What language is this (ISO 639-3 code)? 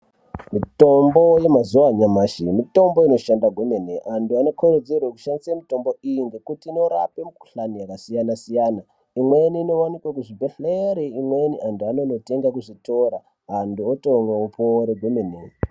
ndc